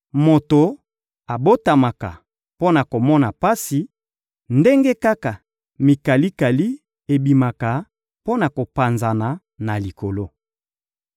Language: Lingala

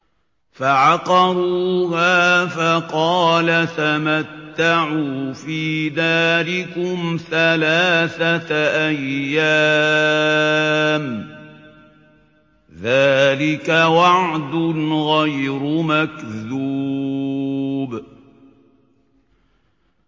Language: Arabic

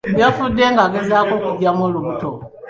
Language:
Ganda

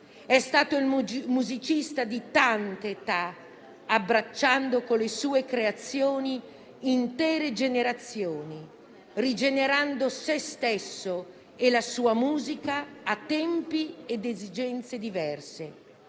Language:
Italian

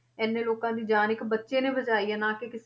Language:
Punjabi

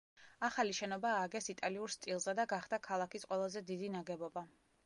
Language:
Georgian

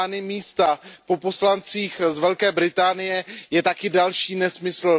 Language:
Czech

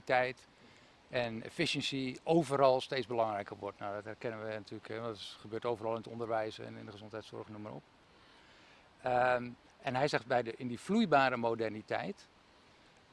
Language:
Dutch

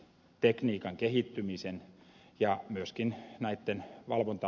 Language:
Finnish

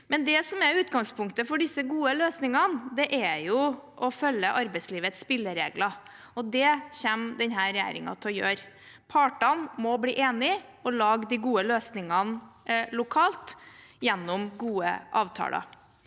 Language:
Norwegian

